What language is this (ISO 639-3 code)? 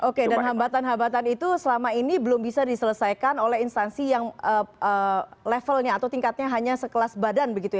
ind